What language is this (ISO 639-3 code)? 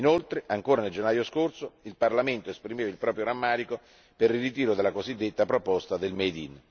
ita